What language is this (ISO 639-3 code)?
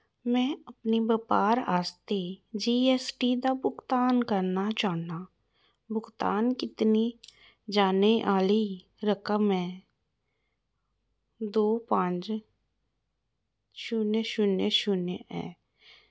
doi